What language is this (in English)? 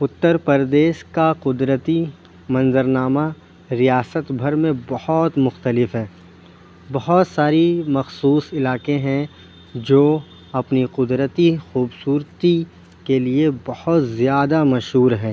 Urdu